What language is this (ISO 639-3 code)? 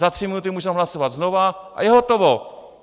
ces